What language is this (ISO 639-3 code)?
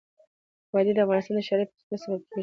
pus